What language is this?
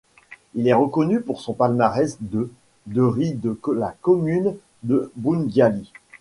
French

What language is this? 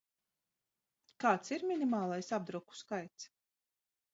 Latvian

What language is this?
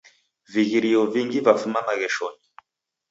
Taita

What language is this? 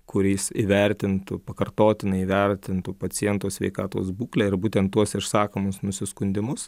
Lithuanian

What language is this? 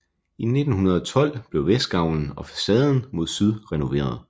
Danish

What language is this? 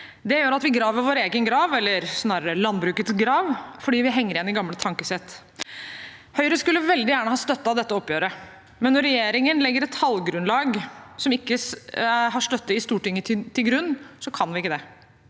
Norwegian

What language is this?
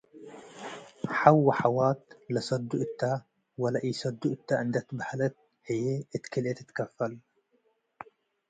Tigre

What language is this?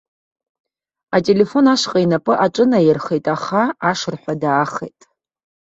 Abkhazian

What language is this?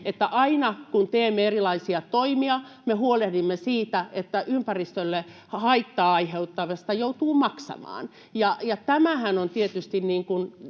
Finnish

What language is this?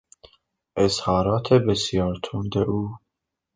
Persian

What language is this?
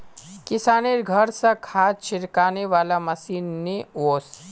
Magahi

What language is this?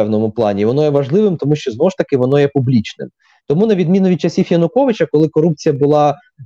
Ukrainian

